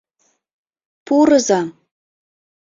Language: Mari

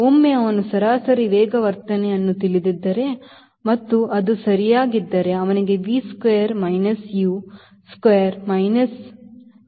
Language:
Kannada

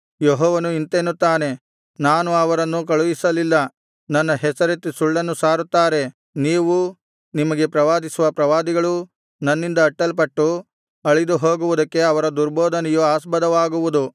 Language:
Kannada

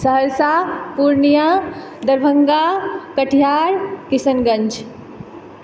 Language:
Maithili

